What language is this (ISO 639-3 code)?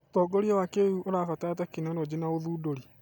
kik